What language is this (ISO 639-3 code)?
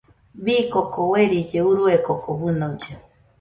hux